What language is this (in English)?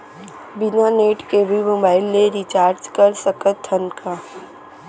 Chhattisgarhi